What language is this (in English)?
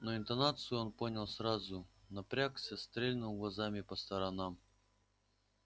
Russian